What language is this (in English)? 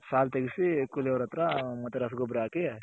Kannada